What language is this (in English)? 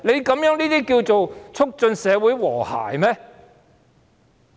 Cantonese